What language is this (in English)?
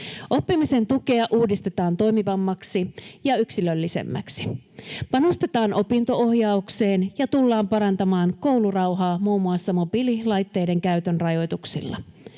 Finnish